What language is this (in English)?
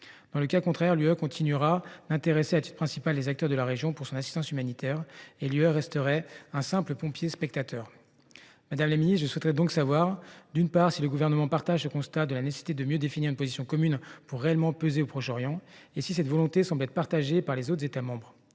French